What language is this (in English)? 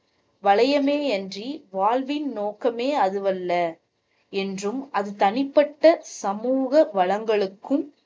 Tamil